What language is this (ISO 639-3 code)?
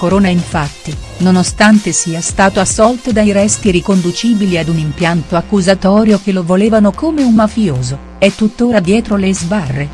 ita